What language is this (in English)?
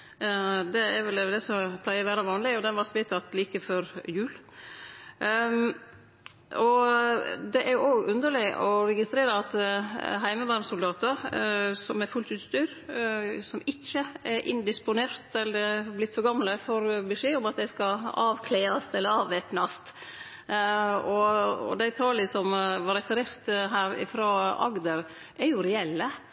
Norwegian Nynorsk